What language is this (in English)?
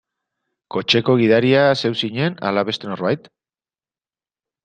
Basque